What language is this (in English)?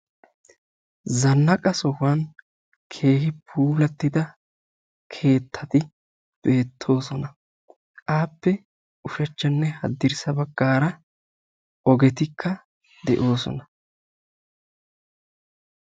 Wolaytta